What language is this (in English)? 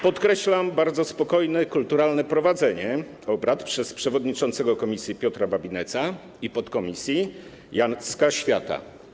Polish